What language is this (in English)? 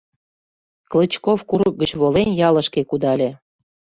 Mari